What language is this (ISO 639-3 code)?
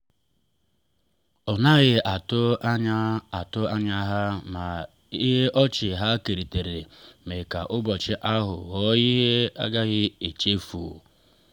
ibo